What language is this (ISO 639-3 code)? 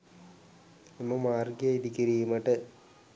sin